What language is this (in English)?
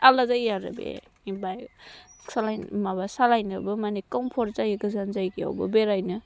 Bodo